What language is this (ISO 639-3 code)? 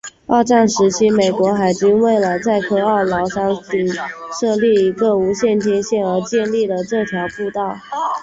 zho